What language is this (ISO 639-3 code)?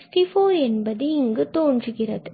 tam